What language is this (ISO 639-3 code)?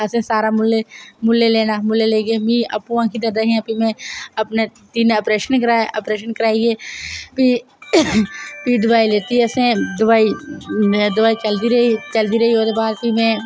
doi